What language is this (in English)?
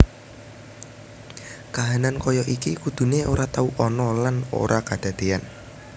Javanese